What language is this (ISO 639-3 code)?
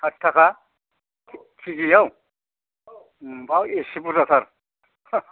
brx